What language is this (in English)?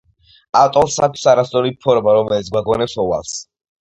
Georgian